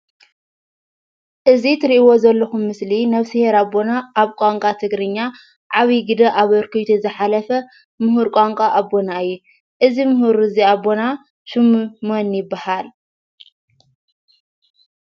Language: Tigrinya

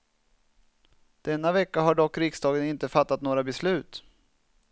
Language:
Swedish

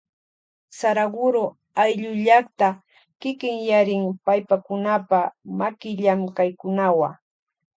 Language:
Loja Highland Quichua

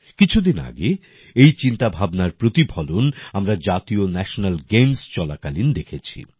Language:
Bangla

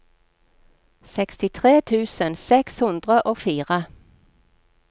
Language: Norwegian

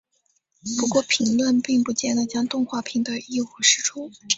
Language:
Chinese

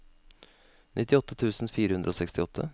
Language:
Norwegian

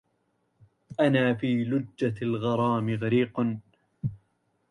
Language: Arabic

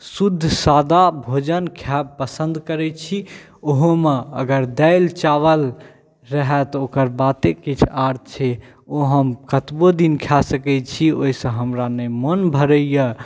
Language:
Maithili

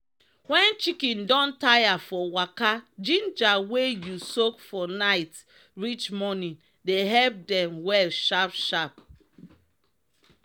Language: Nigerian Pidgin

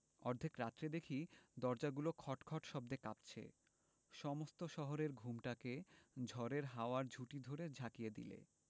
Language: Bangla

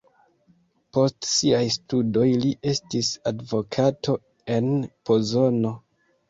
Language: Esperanto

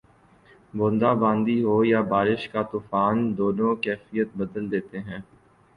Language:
Urdu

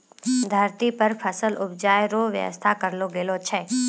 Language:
Maithili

